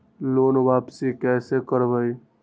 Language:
Magahi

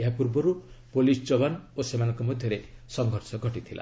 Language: Odia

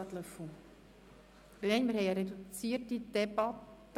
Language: Swiss German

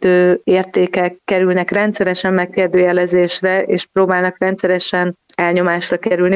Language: Hungarian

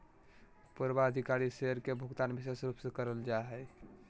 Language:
Magahi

